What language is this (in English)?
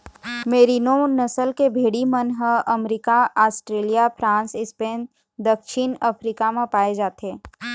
Chhattisgarhi